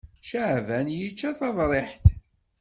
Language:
Kabyle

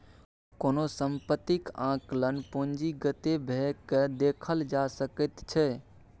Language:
Maithili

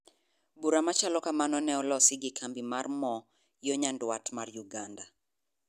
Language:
Luo (Kenya and Tanzania)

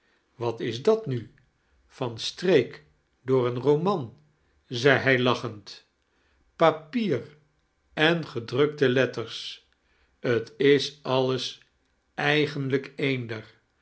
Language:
Dutch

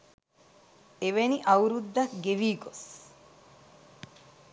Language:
Sinhala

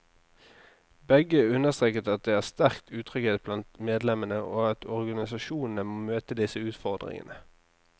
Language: Norwegian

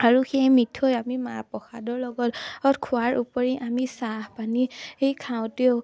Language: Assamese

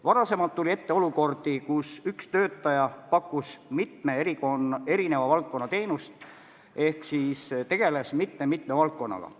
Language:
Estonian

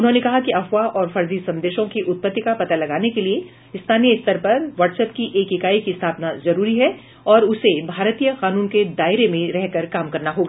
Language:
Hindi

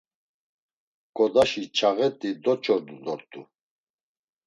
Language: Laz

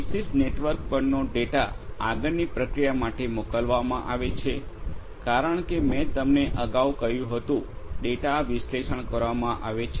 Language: Gujarati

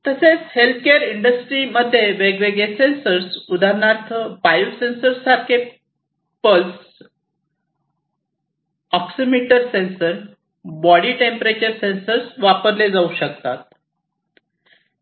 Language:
Marathi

